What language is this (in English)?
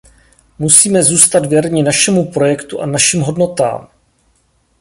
Czech